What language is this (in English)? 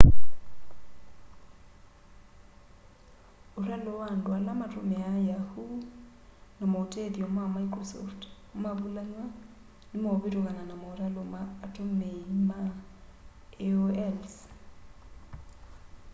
Kamba